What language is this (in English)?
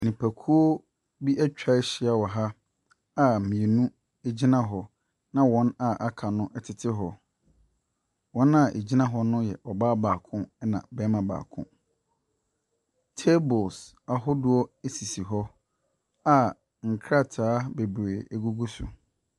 Akan